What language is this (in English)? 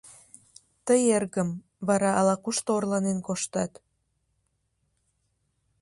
Mari